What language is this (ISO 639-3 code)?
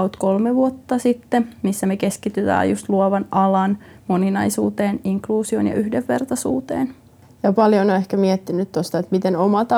fin